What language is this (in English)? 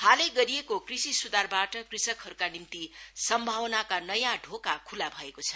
Nepali